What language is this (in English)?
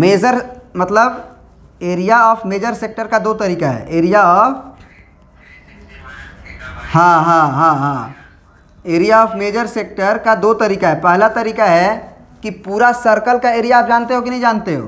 Hindi